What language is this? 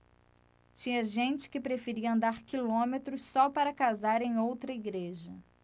Portuguese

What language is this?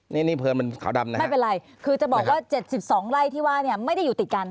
Thai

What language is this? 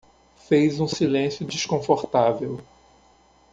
Portuguese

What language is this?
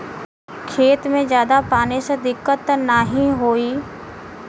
Bhojpuri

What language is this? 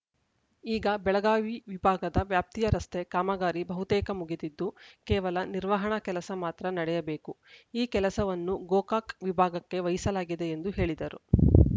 Kannada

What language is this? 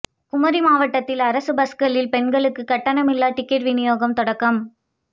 Tamil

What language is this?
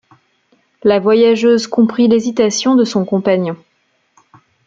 French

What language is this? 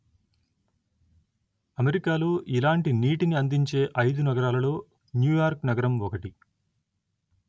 Telugu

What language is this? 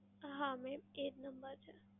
Gujarati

